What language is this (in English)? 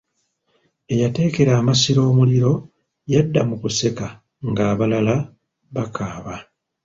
Ganda